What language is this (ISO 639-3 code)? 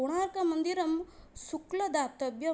san